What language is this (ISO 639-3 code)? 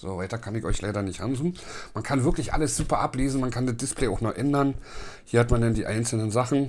deu